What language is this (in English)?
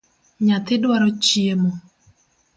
Luo (Kenya and Tanzania)